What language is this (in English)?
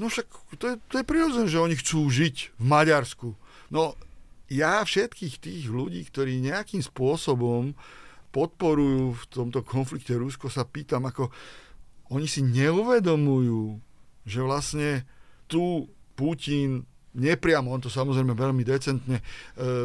Slovak